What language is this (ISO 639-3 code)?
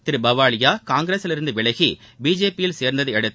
tam